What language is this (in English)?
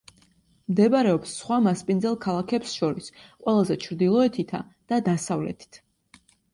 Georgian